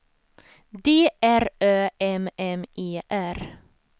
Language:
Swedish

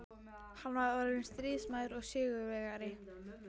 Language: Icelandic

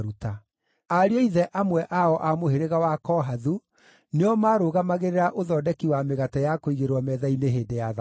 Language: Kikuyu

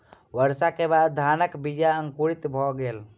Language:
Maithili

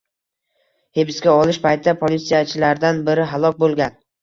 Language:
Uzbek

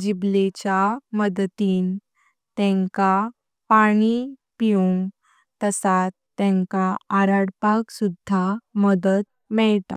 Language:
Konkani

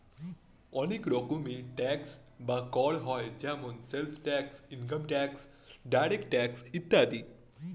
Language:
Bangla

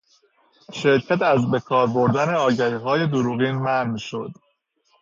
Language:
Persian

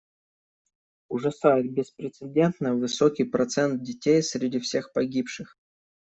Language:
Russian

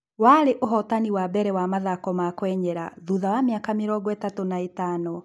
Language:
Kikuyu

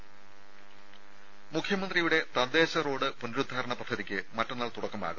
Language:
Malayalam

